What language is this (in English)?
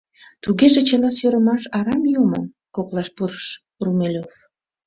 Mari